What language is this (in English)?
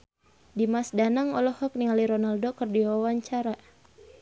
Sundanese